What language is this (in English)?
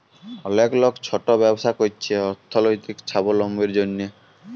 Bangla